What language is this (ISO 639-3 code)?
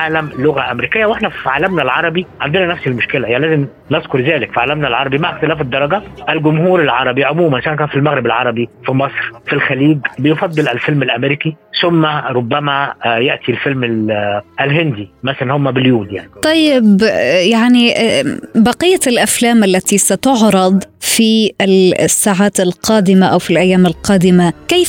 ara